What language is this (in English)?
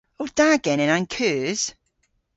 Cornish